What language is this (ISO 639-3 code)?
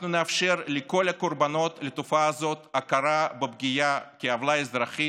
heb